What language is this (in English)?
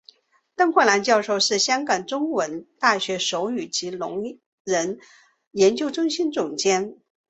Chinese